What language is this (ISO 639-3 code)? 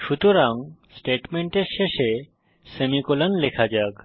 ben